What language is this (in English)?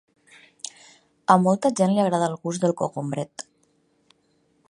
Catalan